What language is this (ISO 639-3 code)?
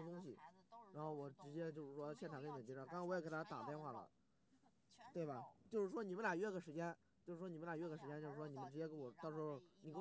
zho